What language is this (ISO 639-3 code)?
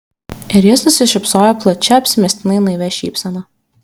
lit